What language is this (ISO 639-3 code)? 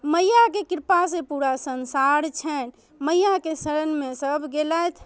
mai